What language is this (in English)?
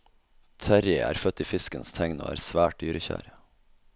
Norwegian